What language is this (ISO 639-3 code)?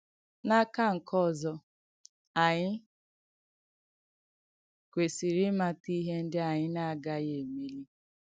ibo